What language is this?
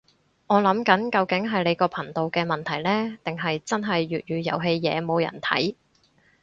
Cantonese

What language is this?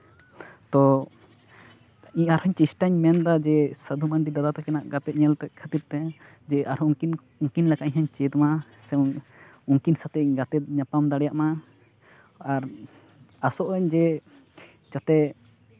Santali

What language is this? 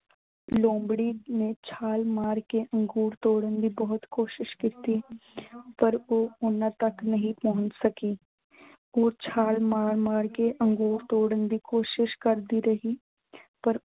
Punjabi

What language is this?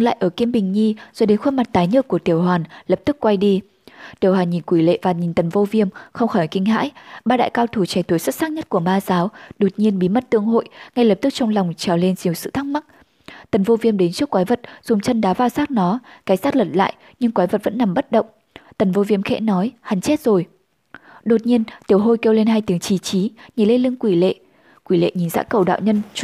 Vietnamese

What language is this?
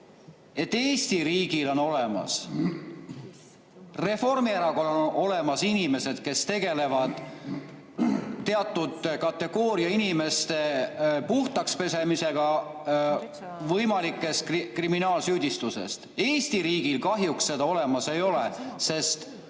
Estonian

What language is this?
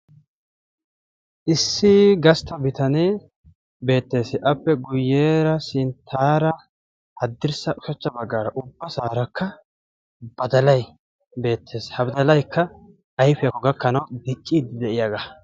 Wolaytta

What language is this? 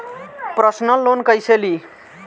Bhojpuri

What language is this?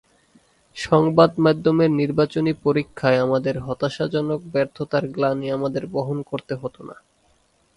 Bangla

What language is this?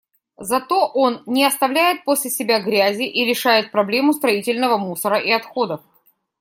Russian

